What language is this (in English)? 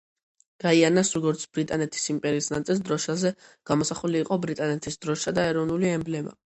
Georgian